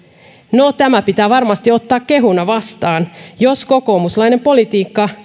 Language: Finnish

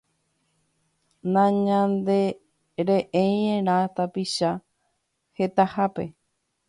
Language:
Guarani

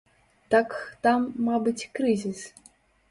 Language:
Belarusian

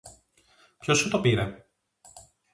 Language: Greek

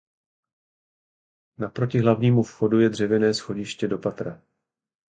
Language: Czech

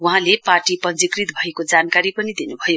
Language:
Nepali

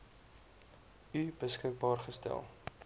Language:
Afrikaans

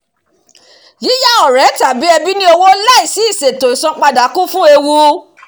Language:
Yoruba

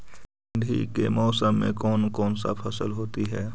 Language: Magahi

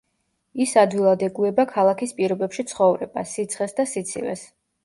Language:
Georgian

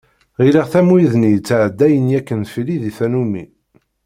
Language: Kabyle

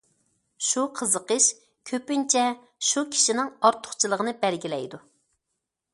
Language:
Uyghur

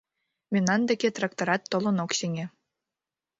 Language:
Mari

